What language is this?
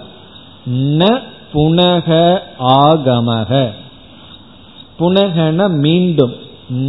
Tamil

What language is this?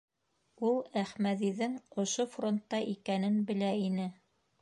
Bashkir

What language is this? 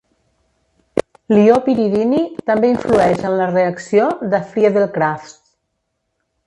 Catalan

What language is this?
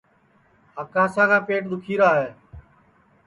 Sansi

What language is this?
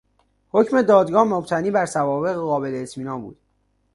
Persian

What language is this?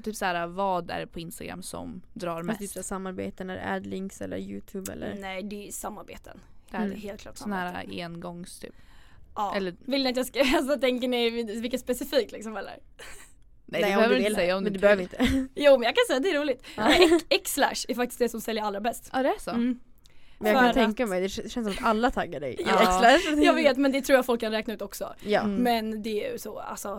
Swedish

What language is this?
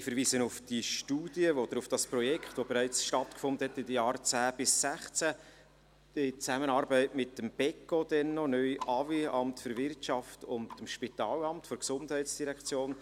Swiss German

